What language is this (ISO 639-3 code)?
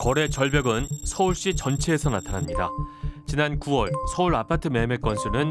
kor